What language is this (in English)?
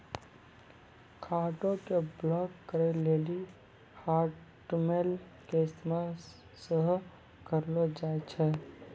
Maithili